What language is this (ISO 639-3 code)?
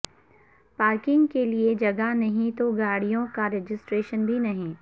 urd